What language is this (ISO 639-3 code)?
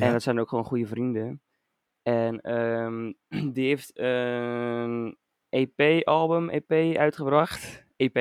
nld